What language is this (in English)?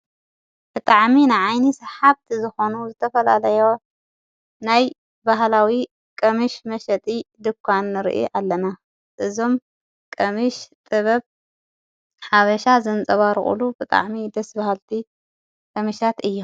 Tigrinya